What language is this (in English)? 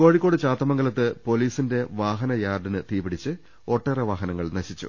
Malayalam